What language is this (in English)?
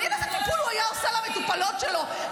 Hebrew